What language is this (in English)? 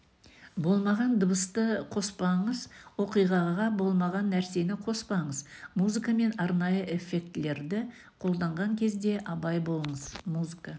Kazakh